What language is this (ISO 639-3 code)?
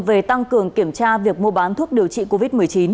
vie